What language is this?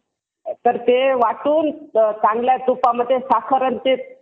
Marathi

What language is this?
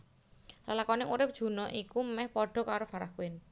Javanese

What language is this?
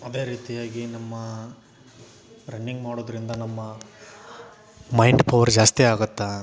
Kannada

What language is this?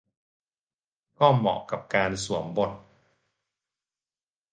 Thai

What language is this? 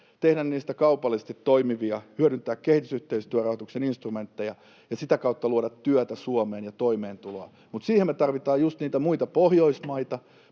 Finnish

